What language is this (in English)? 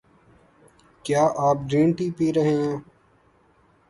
Urdu